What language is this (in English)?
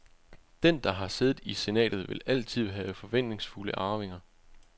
Danish